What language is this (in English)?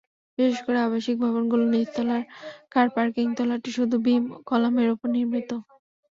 Bangla